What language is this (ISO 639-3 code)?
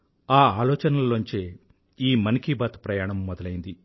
tel